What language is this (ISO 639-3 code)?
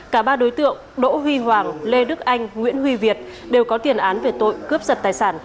vie